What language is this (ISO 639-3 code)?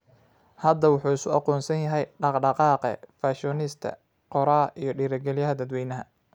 som